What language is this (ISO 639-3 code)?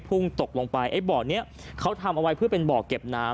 tha